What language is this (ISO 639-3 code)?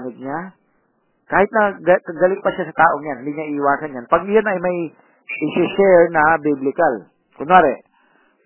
fil